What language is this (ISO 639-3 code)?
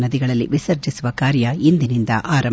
kan